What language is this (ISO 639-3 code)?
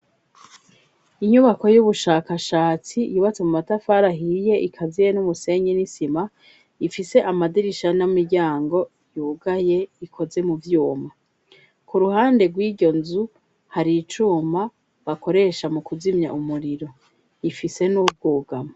run